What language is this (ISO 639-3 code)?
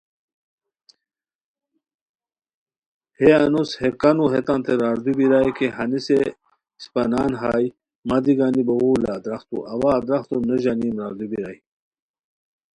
khw